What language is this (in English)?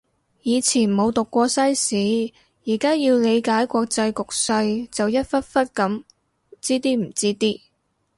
Cantonese